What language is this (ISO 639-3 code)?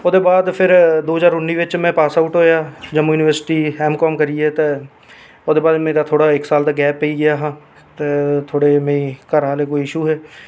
doi